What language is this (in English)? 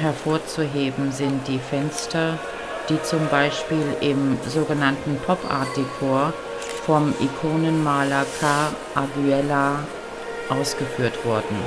German